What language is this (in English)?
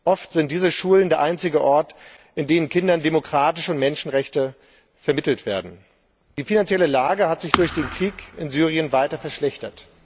German